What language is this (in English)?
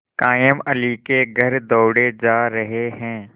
Hindi